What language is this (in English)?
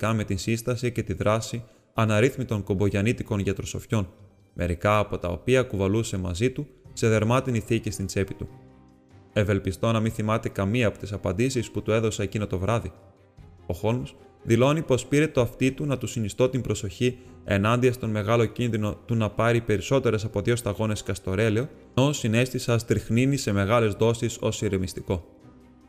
Greek